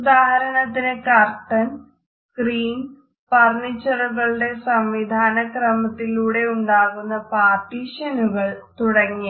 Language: Malayalam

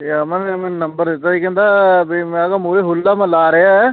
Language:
Punjabi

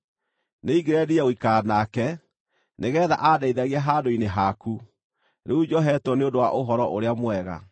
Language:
Kikuyu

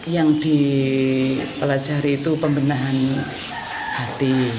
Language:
Indonesian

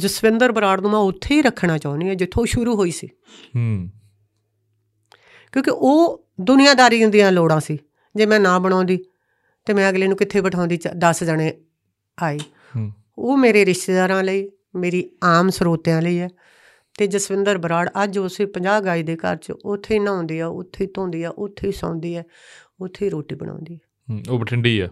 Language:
Punjabi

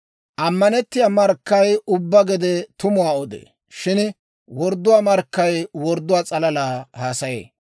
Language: Dawro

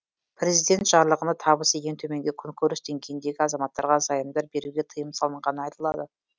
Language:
Kazakh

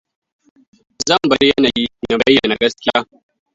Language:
Hausa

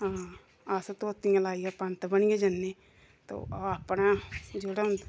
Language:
Dogri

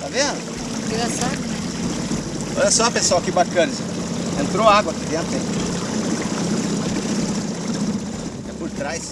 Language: Portuguese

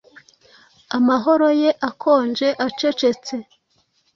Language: Kinyarwanda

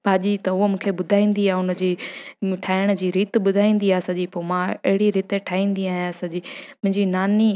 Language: Sindhi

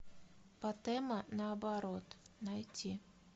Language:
Russian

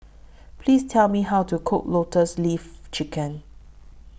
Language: English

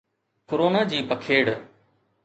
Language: Sindhi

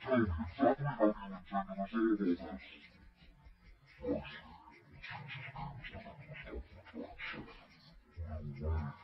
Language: English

